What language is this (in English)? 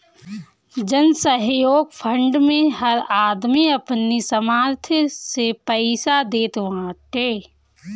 Bhojpuri